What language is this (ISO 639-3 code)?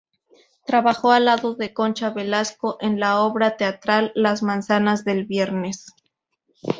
spa